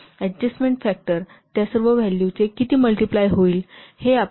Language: Marathi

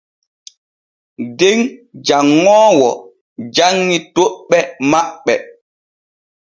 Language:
Borgu Fulfulde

